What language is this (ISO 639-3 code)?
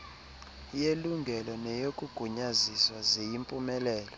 xho